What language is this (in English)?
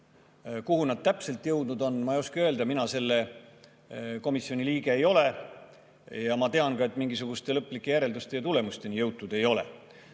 Estonian